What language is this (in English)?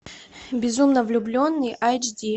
Russian